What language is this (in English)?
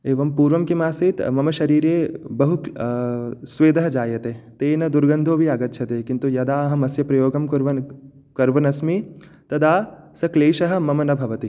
Sanskrit